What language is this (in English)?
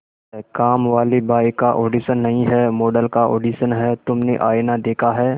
Hindi